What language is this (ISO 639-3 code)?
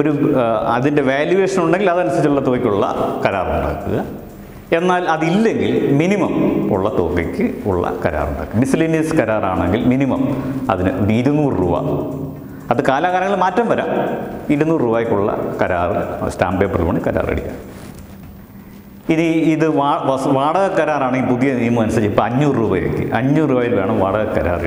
mal